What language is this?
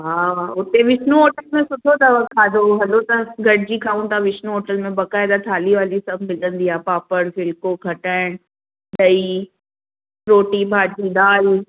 Sindhi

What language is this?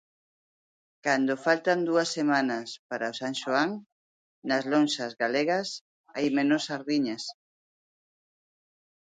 Galician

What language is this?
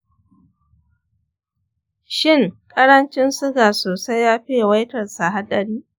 Hausa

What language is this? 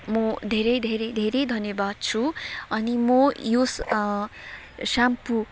Nepali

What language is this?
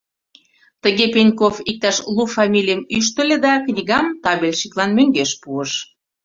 Mari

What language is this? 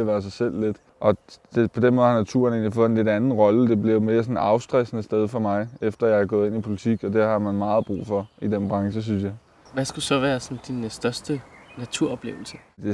Danish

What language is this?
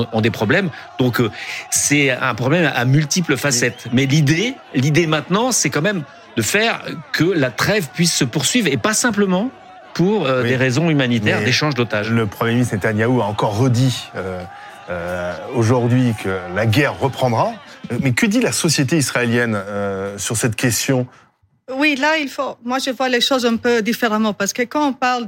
French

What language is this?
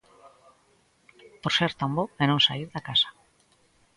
Galician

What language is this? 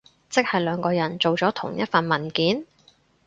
Cantonese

